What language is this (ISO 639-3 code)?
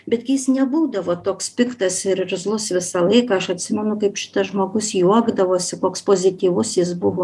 lit